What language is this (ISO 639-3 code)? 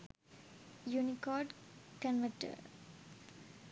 sin